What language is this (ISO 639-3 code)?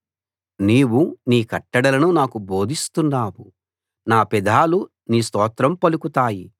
tel